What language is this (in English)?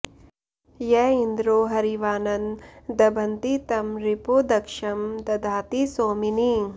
Sanskrit